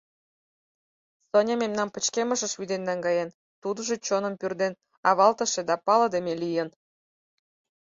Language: Mari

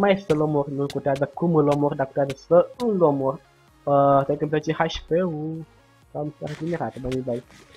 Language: Romanian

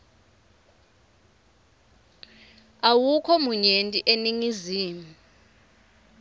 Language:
Swati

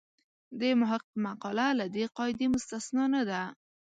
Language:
Pashto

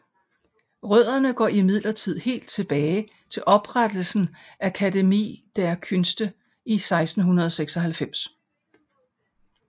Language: Danish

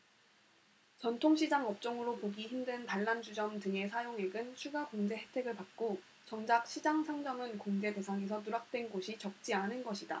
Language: Korean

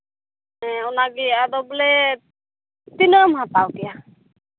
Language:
Santali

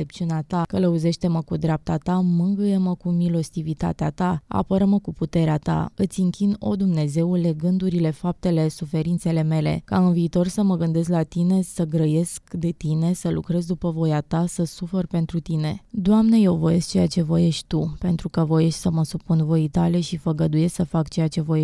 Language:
Romanian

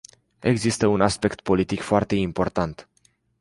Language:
Romanian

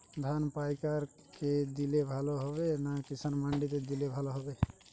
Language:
Bangla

